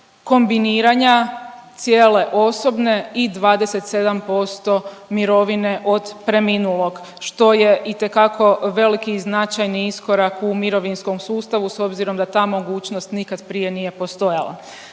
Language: Croatian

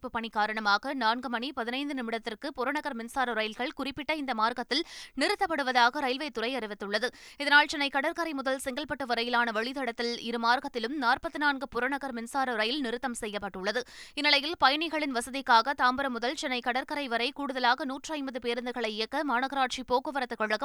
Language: Tamil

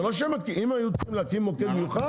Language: Hebrew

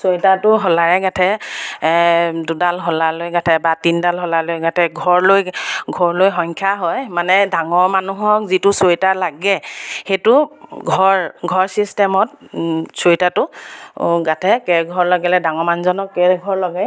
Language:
Assamese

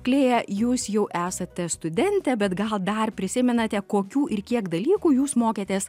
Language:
Lithuanian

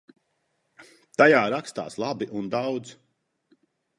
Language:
Latvian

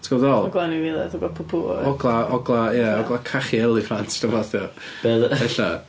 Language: Welsh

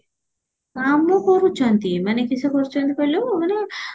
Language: Odia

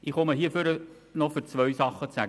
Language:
Swiss German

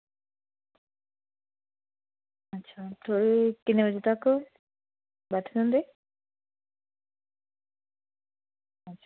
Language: Dogri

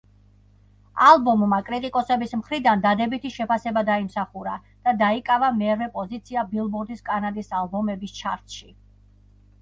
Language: Georgian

